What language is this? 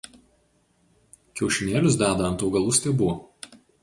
Lithuanian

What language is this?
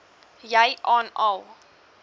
Afrikaans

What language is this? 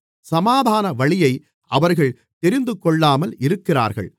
Tamil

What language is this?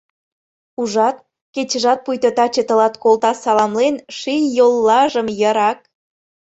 Mari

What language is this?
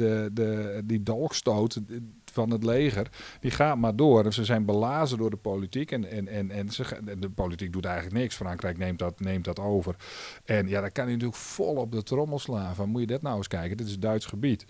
Dutch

